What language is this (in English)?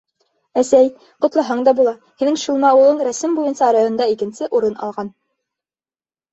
Bashkir